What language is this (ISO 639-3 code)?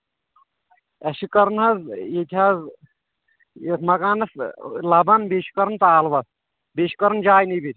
kas